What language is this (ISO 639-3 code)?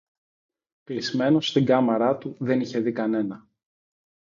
ell